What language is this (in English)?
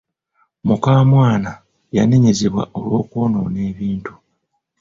Ganda